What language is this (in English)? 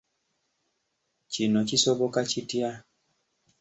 Ganda